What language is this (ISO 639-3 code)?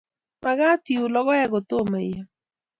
kln